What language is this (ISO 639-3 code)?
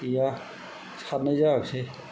brx